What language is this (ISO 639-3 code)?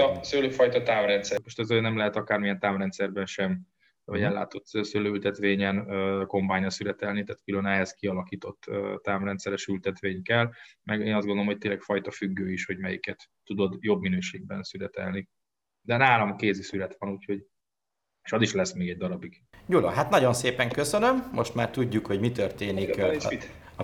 hun